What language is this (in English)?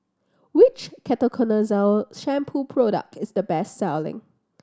English